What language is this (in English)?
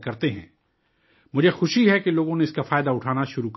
Urdu